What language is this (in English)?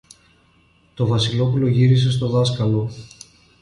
Greek